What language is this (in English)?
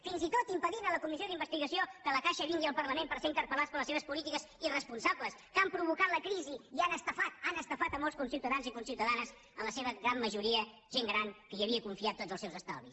Catalan